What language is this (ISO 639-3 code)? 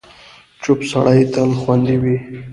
pus